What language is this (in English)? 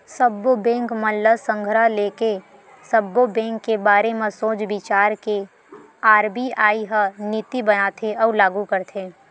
Chhattisgarhi